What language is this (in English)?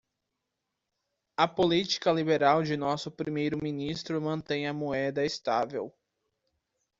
Portuguese